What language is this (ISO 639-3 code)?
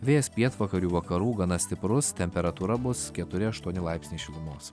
lit